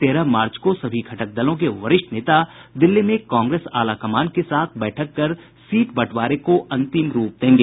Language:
Hindi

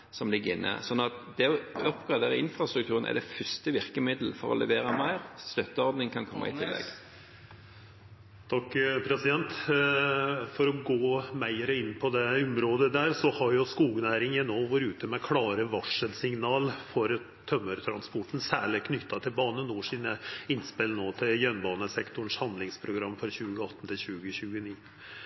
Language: Norwegian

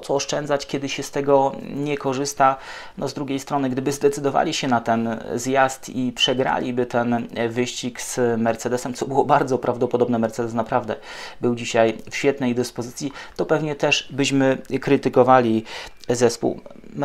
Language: Polish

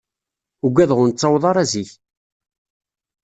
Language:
Kabyle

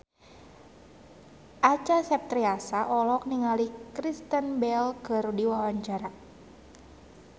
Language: Sundanese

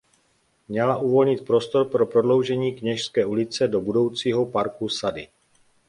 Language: Czech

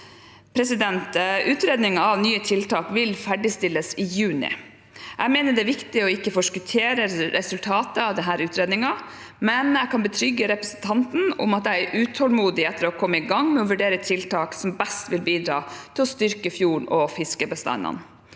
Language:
Norwegian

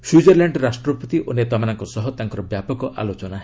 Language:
Odia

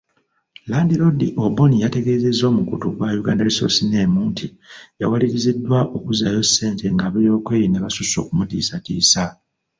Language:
Ganda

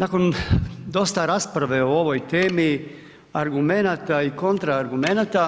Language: Croatian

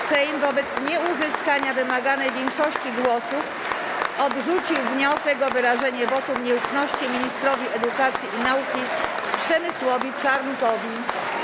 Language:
Polish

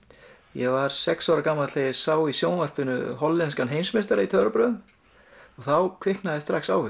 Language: Icelandic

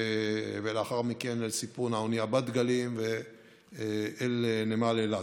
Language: Hebrew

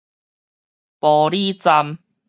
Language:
Min Nan Chinese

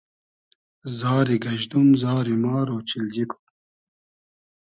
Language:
Hazaragi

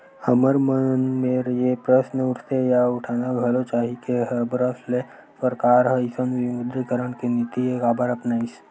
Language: Chhattisgarhi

